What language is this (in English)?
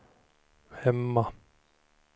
Swedish